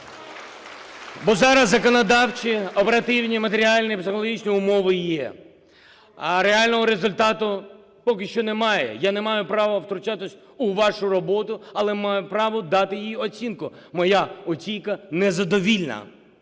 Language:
Ukrainian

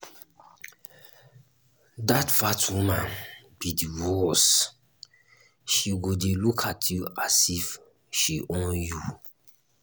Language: Nigerian Pidgin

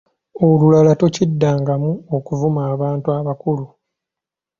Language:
Ganda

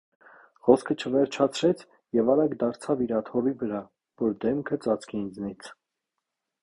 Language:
Armenian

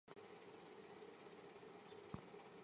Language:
Chinese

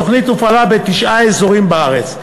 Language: Hebrew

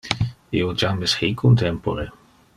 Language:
Interlingua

